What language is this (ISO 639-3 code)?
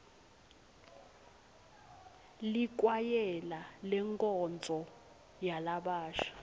ssw